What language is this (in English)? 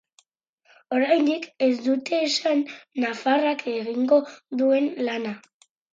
Basque